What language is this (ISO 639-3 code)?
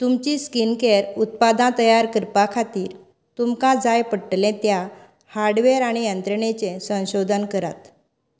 kok